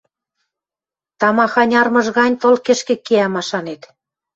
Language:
Western Mari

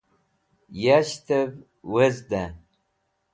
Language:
Wakhi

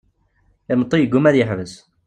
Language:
Kabyle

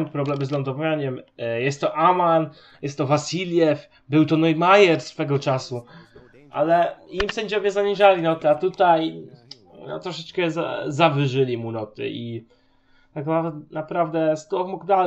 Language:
Polish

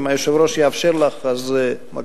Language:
Hebrew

